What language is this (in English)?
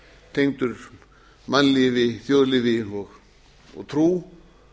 Icelandic